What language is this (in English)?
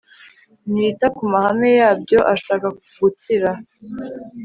Kinyarwanda